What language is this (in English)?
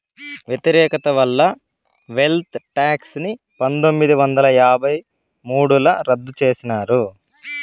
Telugu